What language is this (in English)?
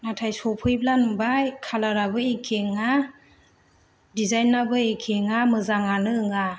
Bodo